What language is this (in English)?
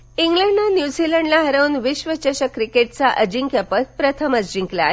Marathi